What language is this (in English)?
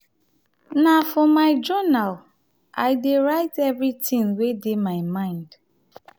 Nigerian Pidgin